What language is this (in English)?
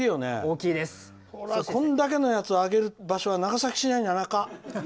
Japanese